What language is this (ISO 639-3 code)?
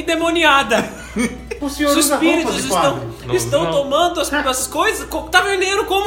por